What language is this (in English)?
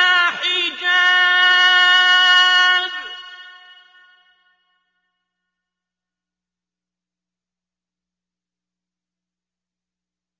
Arabic